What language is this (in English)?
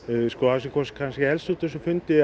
Icelandic